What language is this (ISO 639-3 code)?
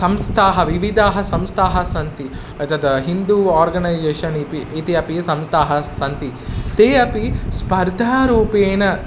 san